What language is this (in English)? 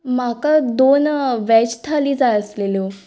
Konkani